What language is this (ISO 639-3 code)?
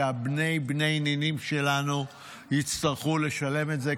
heb